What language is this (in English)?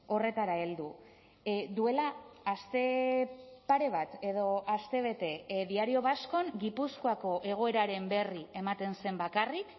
Basque